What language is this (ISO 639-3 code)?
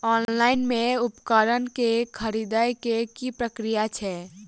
mai